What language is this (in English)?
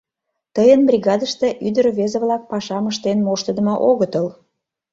Mari